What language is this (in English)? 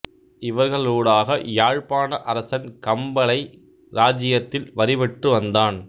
Tamil